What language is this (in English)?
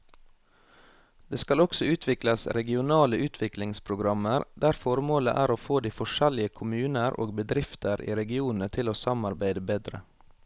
Norwegian